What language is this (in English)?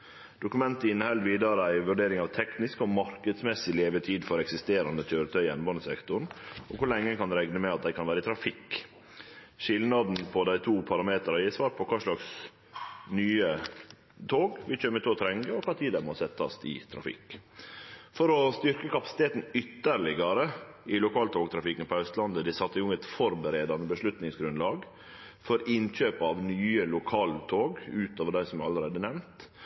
Norwegian Nynorsk